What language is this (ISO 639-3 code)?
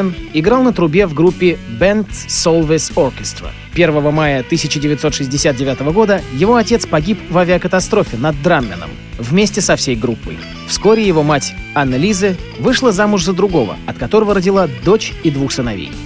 rus